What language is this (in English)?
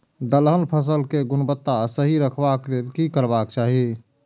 Maithili